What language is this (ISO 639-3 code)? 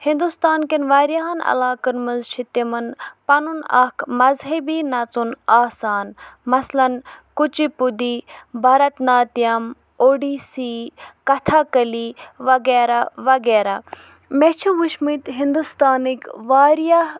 kas